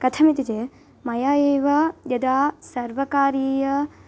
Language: Sanskrit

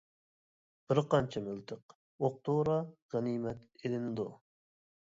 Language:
Uyghur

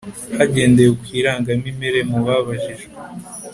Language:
Kinyarwanda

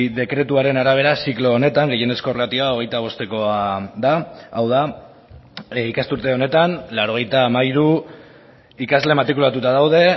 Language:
Basque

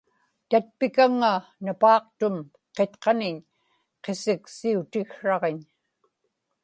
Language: Inupiaq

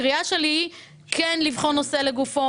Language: Hebrew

